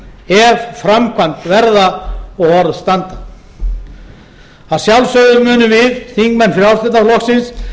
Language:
Icelandic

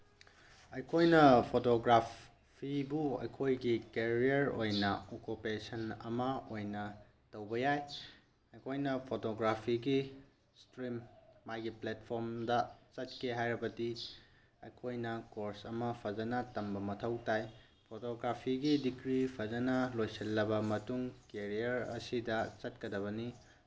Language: Manipuri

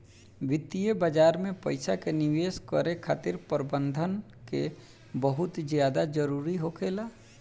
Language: Bhojpuri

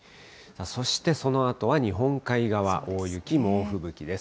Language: Japanese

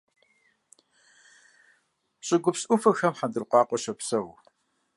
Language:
Kabardian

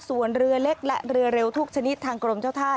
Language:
Thai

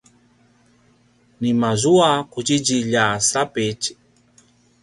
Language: Paiwan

